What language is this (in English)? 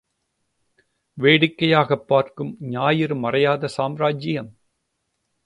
Tamil